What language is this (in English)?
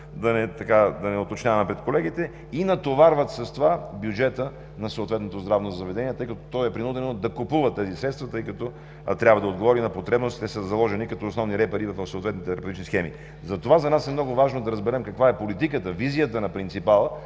Bulgarian